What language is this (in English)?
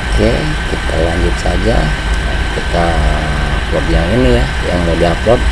Indonesian